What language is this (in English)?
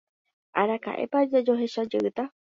Guarani